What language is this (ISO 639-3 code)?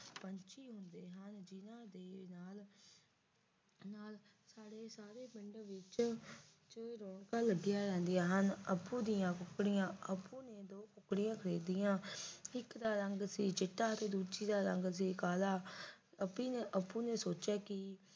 pan